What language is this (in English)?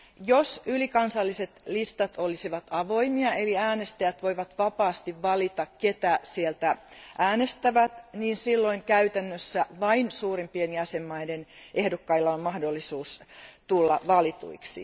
Finnish